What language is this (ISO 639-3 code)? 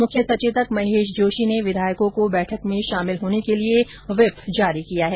hin